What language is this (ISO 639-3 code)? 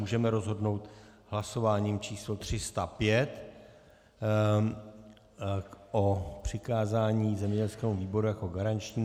ces